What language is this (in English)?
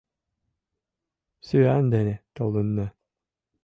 Mari